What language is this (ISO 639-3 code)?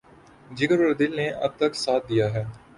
urd